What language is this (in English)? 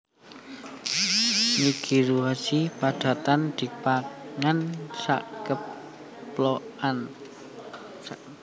Javanese